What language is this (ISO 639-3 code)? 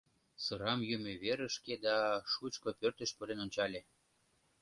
chm